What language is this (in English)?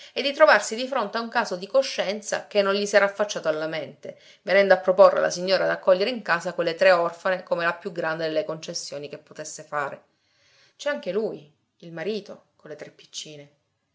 Italian